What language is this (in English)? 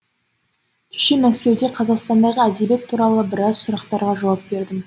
Kazakh